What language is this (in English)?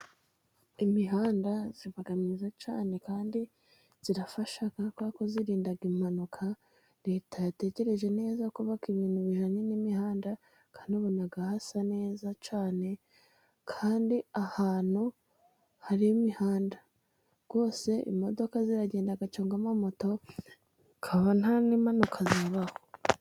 Kinyarwanda